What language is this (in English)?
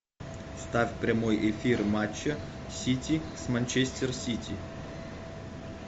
Russian